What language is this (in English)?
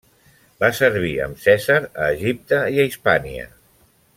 Catalan